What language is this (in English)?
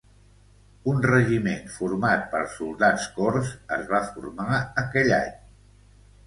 Catalan